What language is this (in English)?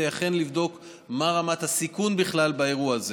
Hebrew